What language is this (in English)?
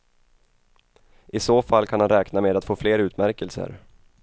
Swedish